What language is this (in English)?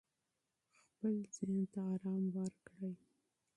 Pashto